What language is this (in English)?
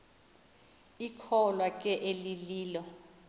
Xhosa